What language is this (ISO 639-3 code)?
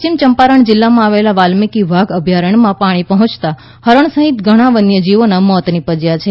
guj